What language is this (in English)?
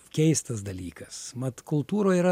Lithuanian